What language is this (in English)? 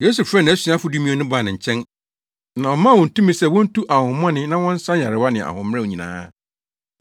Akan